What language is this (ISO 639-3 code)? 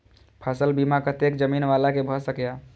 mai